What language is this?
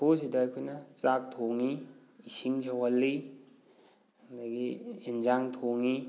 Manipuri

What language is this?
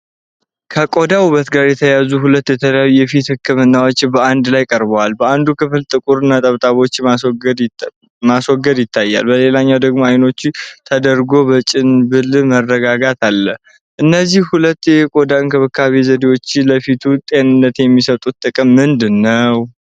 Amharic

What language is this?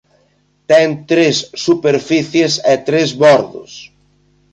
Galician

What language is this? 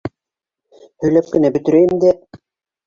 Bashkir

